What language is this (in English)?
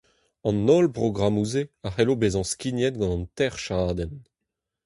Breton